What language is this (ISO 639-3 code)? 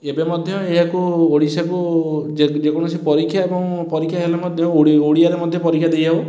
ori